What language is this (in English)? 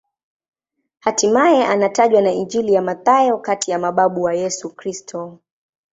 Swahili